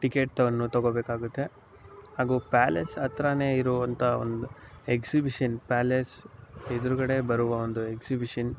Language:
Kannada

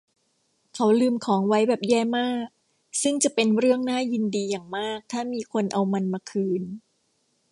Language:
Thai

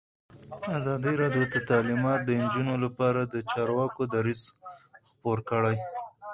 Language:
Pashto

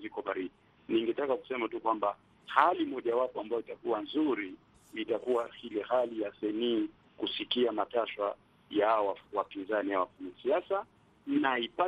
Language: Swahili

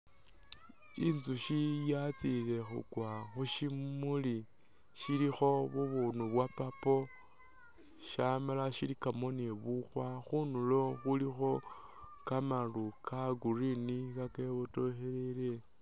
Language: Masaaba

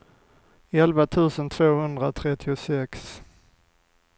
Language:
Swedish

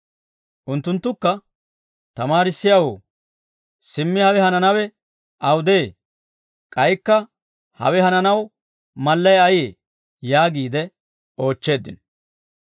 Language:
Dawro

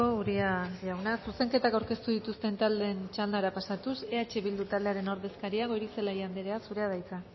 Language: Basque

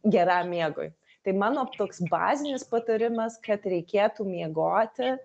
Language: Lithuanian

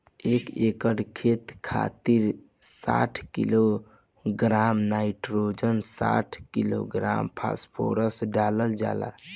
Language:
Bhojpuri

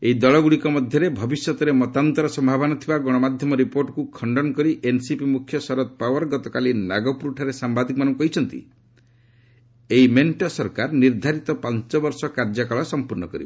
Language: Odia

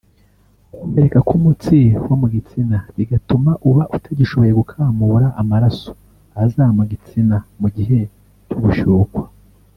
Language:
Kinyarwanda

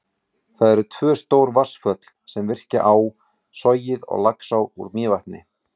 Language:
Icelandic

